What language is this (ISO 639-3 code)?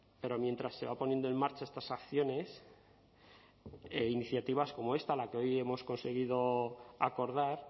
spa